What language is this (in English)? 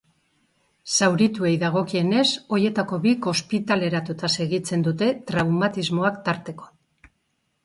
Basque